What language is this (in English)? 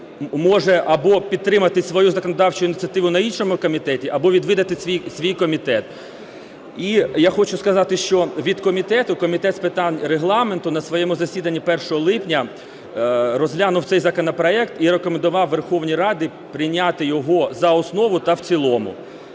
Ukrainian